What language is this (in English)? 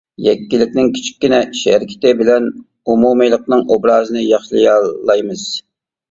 Uyghur